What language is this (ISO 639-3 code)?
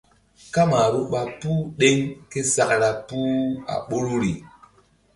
mdd